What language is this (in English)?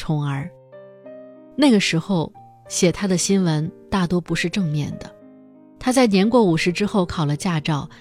Chinese